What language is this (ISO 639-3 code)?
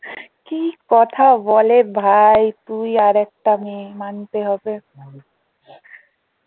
ben